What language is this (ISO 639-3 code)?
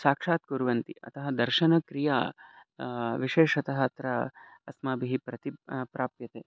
san